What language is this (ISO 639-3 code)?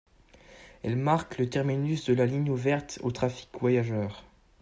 fra